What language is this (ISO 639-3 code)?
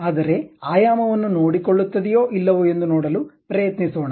kan